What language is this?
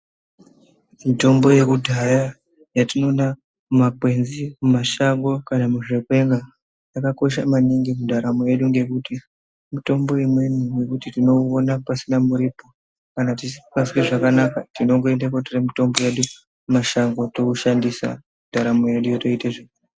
Ndau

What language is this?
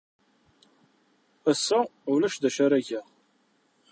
Kabyle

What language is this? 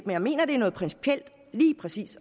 Danish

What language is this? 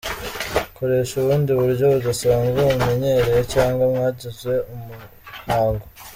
Kinyarwanda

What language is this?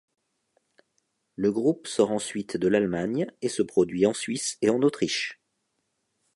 French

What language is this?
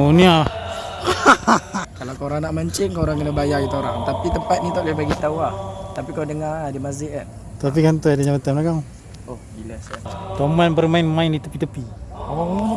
Malay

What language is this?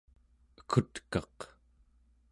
Central Yupik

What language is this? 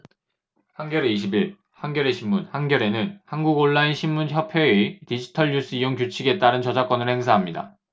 Korean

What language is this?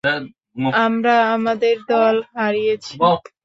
Bangla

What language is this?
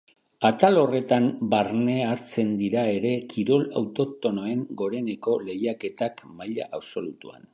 Basque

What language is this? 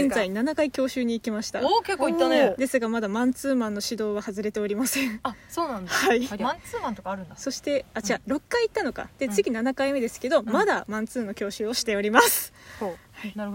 Japanese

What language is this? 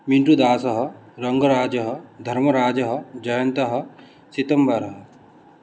Sanskrit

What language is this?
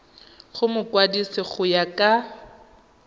Tswana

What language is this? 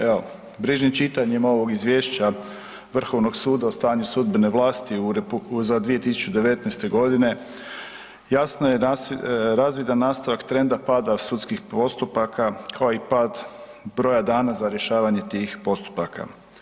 Croatian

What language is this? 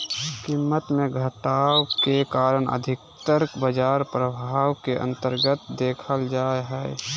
Magahi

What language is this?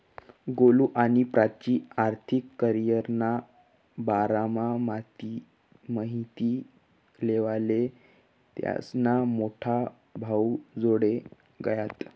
Marathi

